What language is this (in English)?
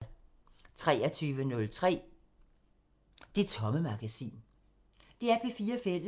Danish